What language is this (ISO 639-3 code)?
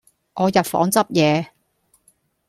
yue